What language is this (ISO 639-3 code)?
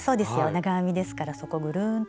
jpn